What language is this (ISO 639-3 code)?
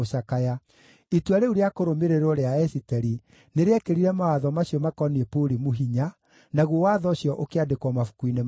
kik